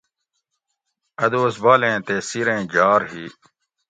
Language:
Gawri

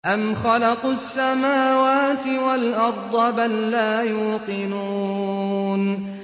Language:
Arabic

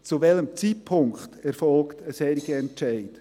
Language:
Swiss German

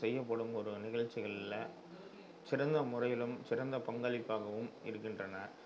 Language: Tamil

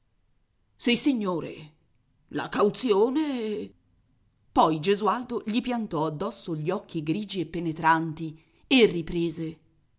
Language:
Italian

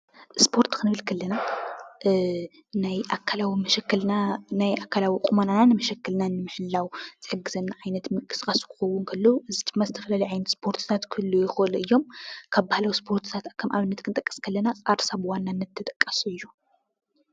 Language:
Tigrinya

